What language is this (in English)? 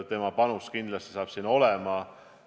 Estonian